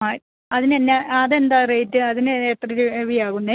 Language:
Malayalam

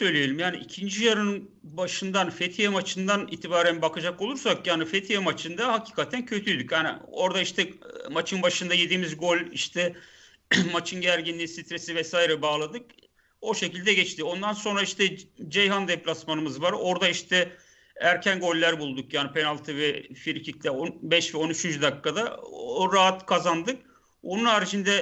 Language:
Turkish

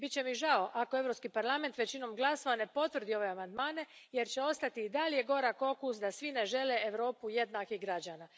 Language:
Croatian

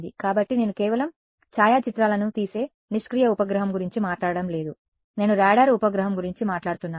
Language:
Telugu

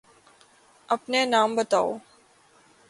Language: Urdu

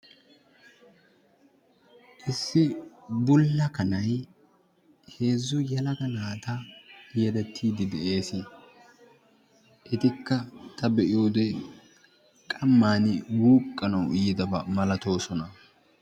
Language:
Wolaytta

